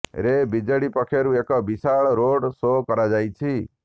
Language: Odia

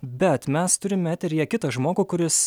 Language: Lithuanian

